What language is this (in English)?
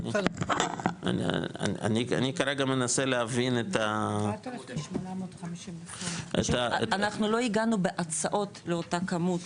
Hebrew